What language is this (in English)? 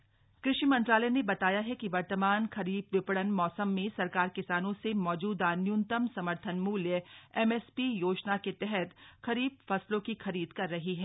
Hindi